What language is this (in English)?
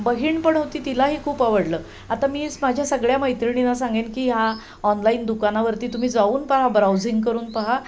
Marathi